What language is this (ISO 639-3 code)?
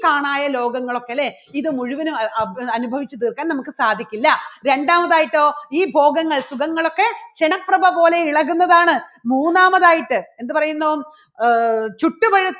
mal